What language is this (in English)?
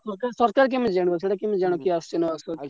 Odia